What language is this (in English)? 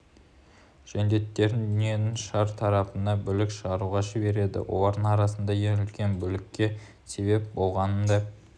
Kazakh